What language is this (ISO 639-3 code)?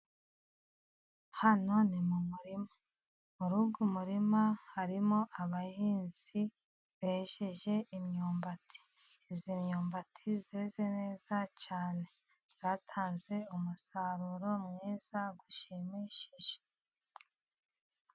kin